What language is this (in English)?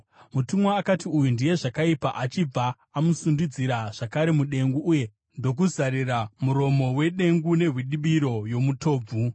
Shona